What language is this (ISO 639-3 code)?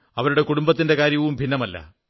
mal